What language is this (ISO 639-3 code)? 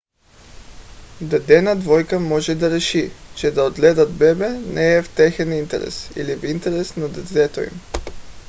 bul